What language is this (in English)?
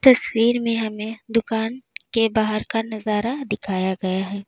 Hindi